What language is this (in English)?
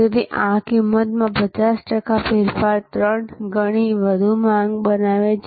Gujarati